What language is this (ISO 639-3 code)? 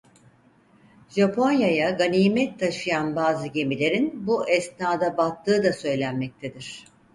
tur